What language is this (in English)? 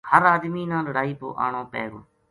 Gujari